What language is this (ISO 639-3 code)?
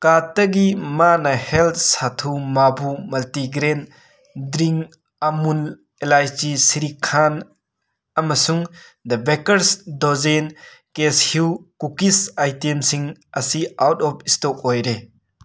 mni